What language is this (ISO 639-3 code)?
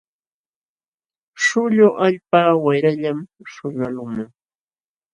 qxw